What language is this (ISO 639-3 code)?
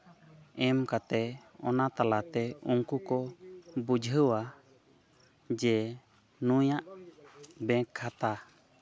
sat